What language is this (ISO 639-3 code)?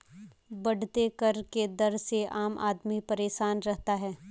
hin